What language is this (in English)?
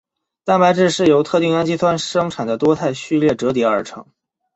Chinese